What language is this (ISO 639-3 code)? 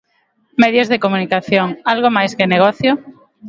glg